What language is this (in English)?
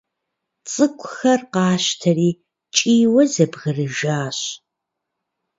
Kabardian